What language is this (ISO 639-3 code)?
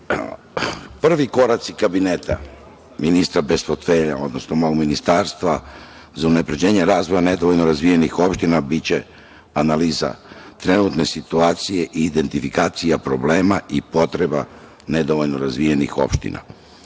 srp